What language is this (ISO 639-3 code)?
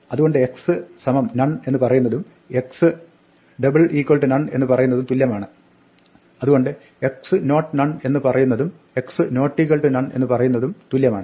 mal